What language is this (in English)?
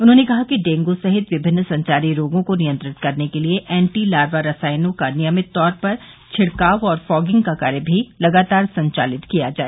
Hindi